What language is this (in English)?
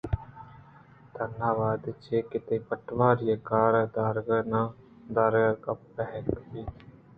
Eastern Balochi